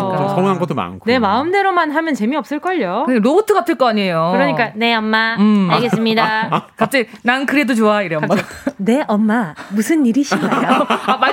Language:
Korean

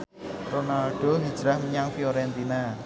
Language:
Javanese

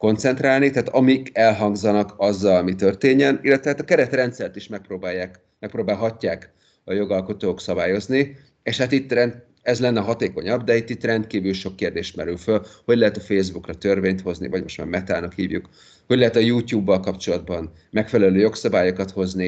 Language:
Hungarian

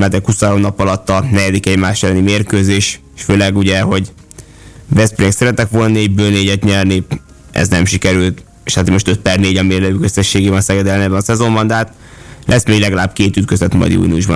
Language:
Hungarian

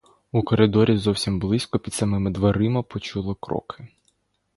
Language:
Ukrainian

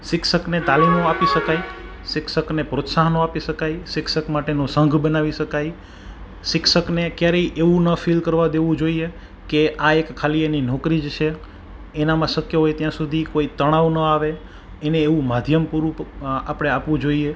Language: Gujarati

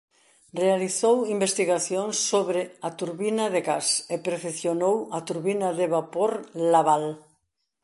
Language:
Galician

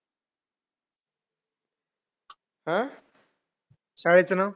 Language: Marathi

